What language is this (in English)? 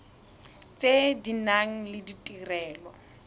Tswana